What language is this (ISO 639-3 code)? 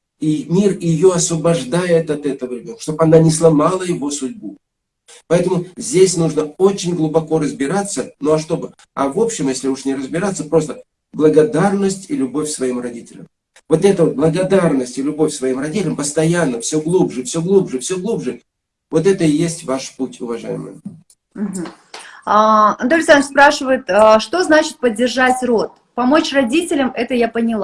rus